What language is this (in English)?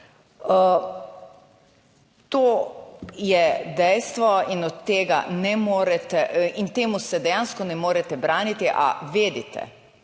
Slovenian